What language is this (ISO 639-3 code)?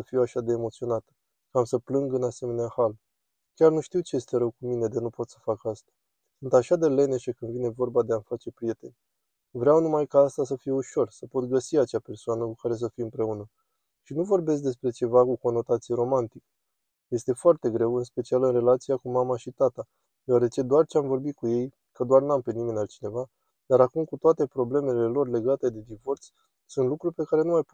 ron